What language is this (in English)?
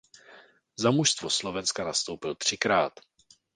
Czech